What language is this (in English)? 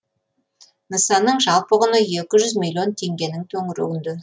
Kazakh